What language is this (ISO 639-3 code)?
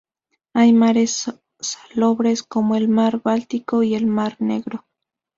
spa